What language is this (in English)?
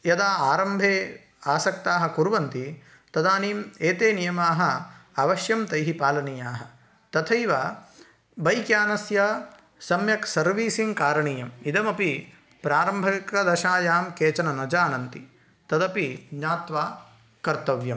Sanskrit